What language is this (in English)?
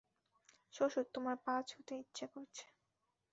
Bangla